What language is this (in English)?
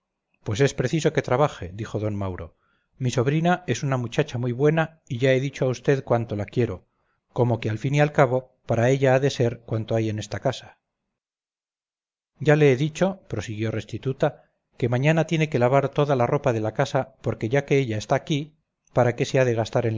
Spanish